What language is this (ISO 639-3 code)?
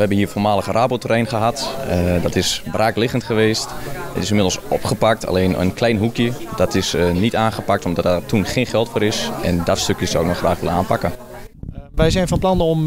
nld